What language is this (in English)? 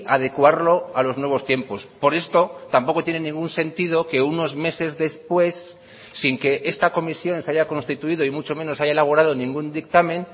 Spanish